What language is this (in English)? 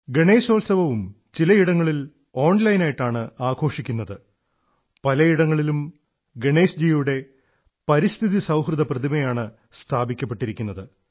Malayalam